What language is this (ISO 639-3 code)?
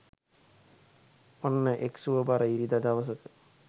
sin